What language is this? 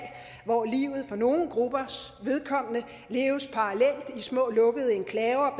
Danish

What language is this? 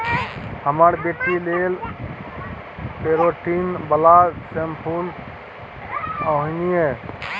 Maithili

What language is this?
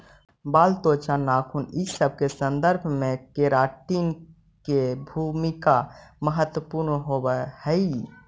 Magahi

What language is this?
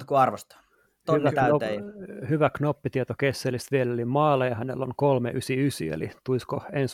Finnish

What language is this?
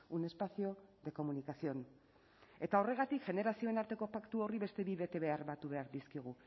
Basque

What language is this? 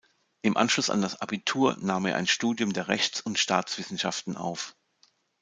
German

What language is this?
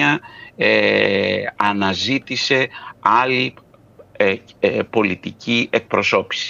Greek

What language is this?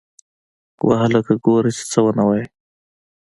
Pashto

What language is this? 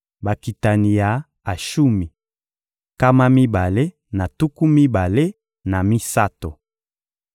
Lingala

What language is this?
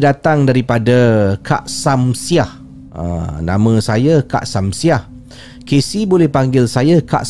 Malay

